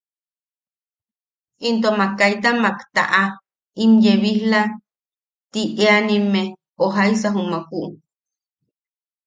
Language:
Yaqui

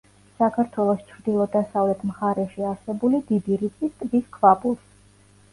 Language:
Georgian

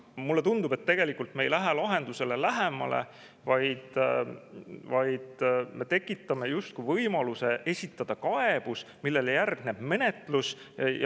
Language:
Estonian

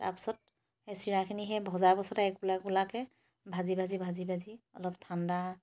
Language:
Assamese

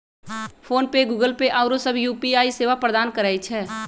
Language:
Magahi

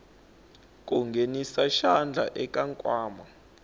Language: Tsonga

